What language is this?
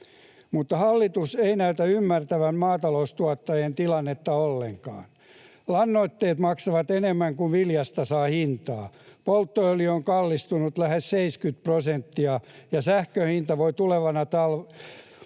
Finnish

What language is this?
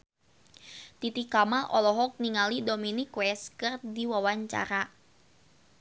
Sundanese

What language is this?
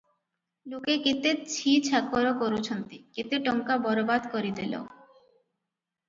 Odia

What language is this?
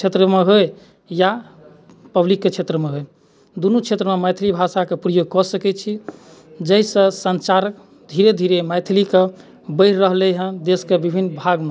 Maithili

